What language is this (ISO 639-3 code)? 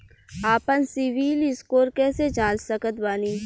bho